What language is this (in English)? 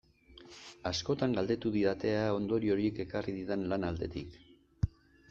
Basque